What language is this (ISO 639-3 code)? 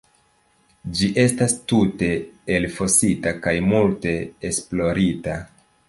epo